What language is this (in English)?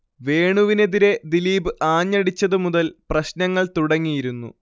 Malayalam